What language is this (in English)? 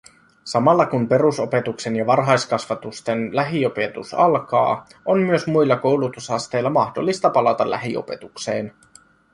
Finnish